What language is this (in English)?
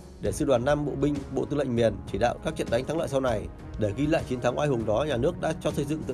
Vietnamese